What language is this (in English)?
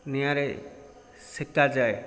Odia